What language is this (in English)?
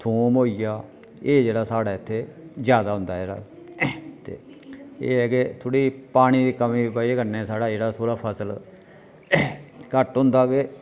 Dogri